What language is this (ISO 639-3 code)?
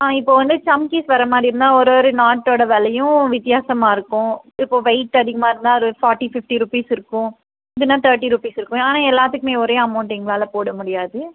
tam